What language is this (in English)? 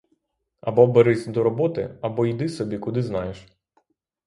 Ukrainian